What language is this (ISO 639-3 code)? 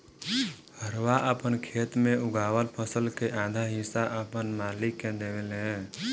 bho